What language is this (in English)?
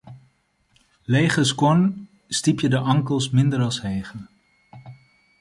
Western Frisian